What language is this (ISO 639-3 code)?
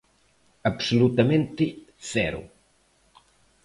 glg